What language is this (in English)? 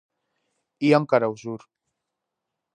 Galician